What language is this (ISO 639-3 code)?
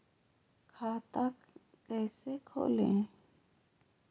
mag